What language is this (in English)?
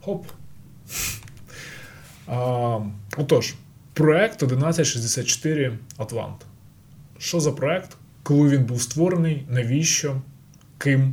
Ukrainian